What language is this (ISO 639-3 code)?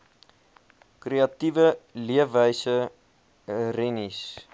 afr